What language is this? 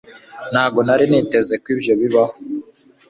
Kinyarwanda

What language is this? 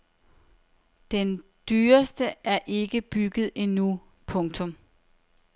Danish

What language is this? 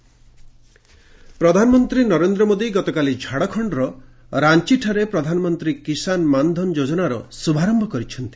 Odia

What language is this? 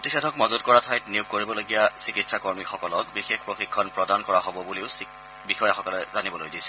Assamese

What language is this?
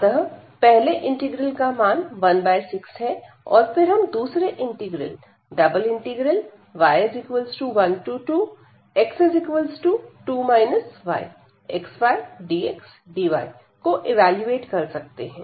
Hindi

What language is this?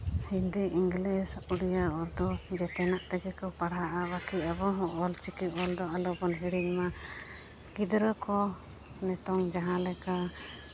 Santali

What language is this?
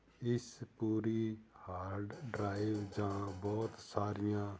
Punjabi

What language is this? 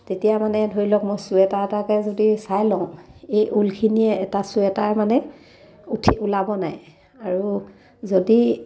Assamese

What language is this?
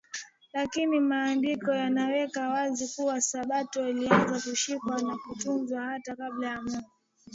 Swahili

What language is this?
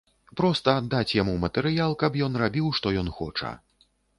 Belarusian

